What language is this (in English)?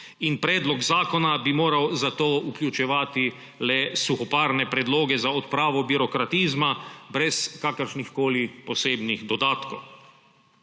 Slovenian